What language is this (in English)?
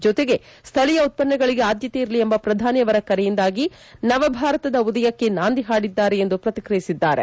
Kannada